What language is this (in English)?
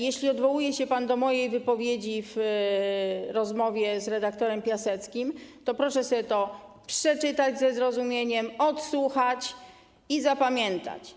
Polish